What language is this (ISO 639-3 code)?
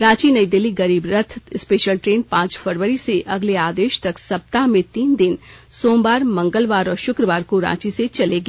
hin